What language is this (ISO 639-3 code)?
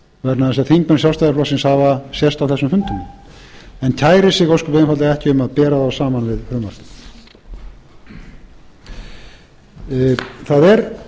isl